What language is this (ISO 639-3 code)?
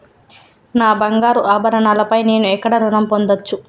tel